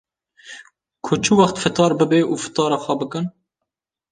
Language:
Kurdish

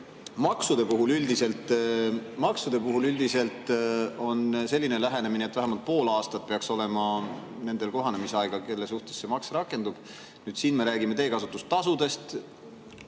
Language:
Estonian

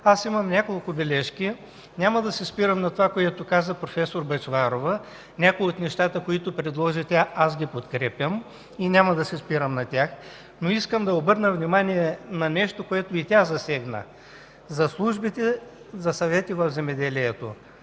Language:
Bulgarian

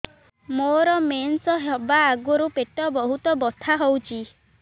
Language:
Odia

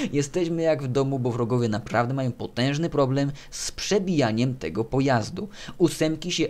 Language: Polish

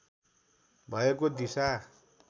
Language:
Nepali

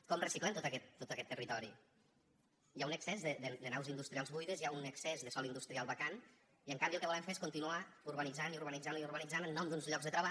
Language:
Catalan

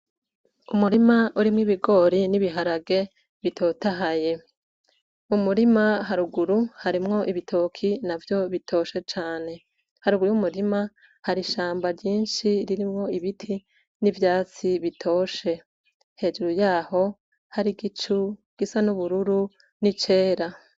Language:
Rundi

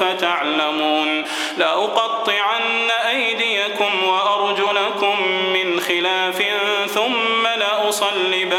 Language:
Arabic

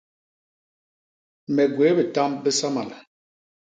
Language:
Basaa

